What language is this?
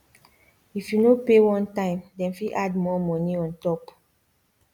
Nigerian Pidgin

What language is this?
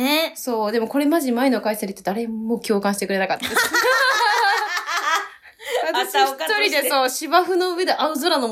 Japanese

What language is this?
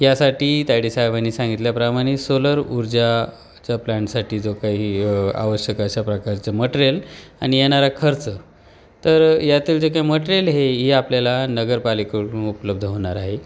Marathi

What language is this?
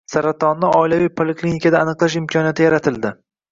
Uzbek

